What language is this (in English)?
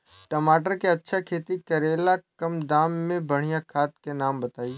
Bhojpuri